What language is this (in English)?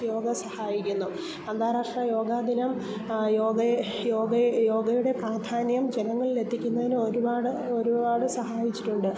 Malayalam